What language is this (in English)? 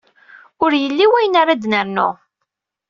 Kabyle